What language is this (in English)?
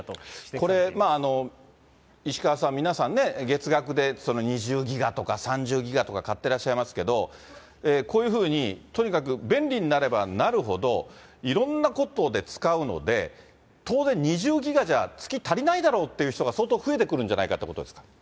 Japanese